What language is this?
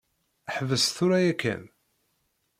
Kabyle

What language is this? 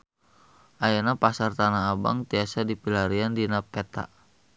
Sundanese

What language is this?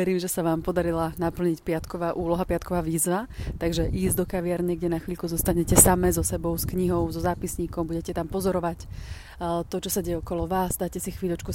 Slovak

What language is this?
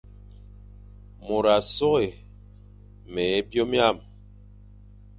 Fang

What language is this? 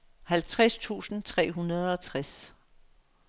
Danish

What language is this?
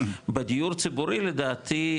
Hebrew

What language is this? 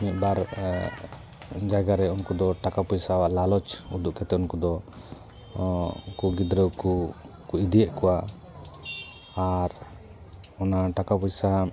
Santali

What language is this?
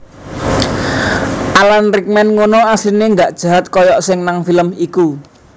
Javanese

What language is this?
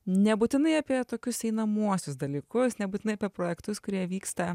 Lithuanian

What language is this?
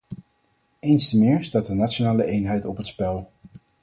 Dutch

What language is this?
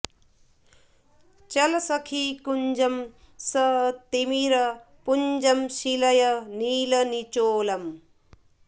Sanskrit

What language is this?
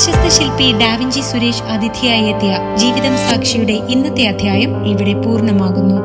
Malayalam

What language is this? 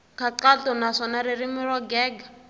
Tsonga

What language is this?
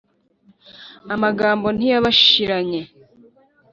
Kinyarwanda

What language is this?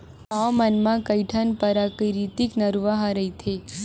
Chhattisgarhi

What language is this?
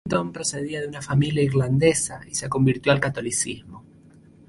Spanish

